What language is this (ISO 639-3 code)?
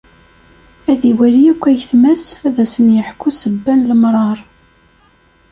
kab